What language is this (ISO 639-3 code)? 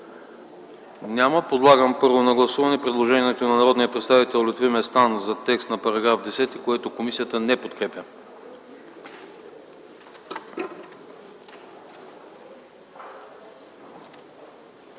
bul